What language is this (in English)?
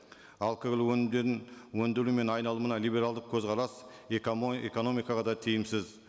Kazakh